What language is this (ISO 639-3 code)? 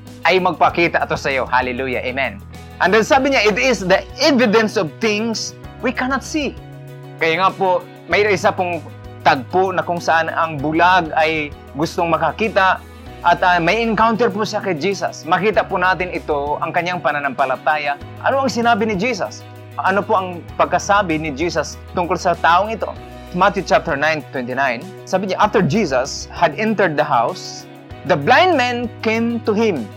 fil